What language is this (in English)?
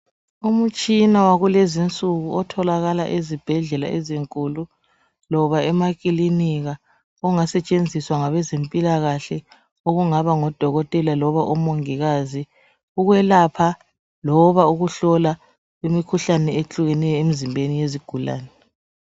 North Ndebele